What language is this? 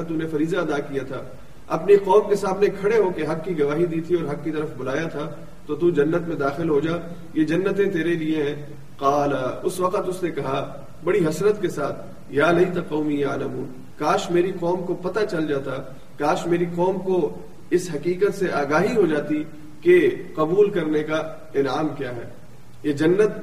Urdu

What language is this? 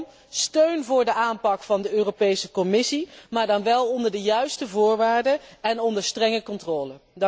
Dutch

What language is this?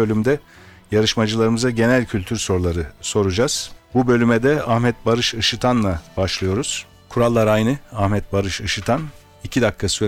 Turkish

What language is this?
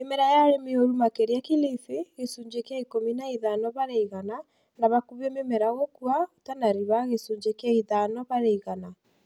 Kikuyu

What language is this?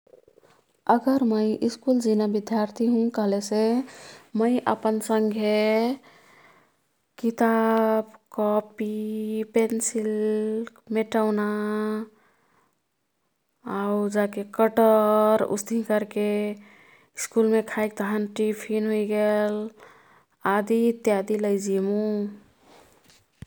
Kathoriya Tharu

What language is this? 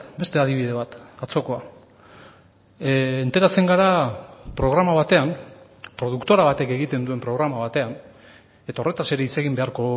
Basque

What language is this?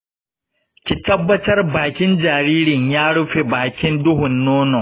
Hausa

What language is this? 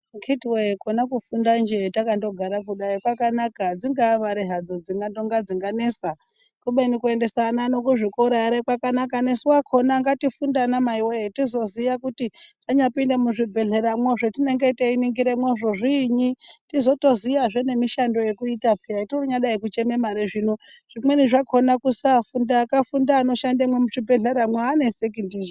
Ndau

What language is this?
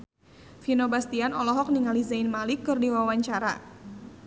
Sundanese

